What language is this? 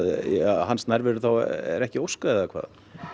Icelandic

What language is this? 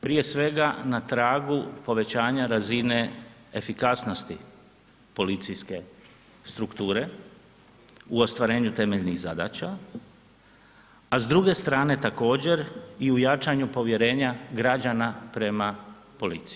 Croatian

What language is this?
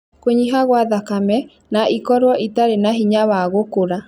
Kikuyu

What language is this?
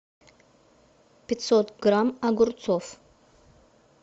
Russian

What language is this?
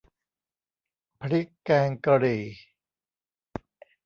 Thai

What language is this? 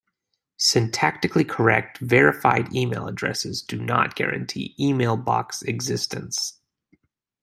English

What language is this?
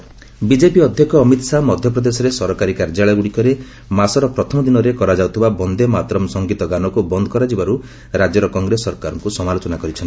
Odia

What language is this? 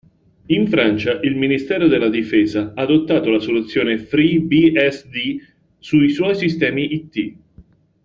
Italian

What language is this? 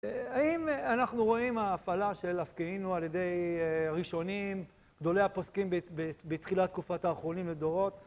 Hebrew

